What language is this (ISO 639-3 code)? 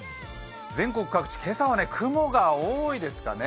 jpn